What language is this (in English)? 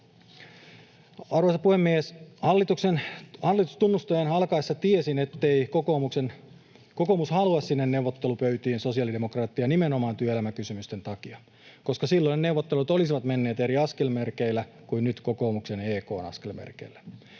Finnish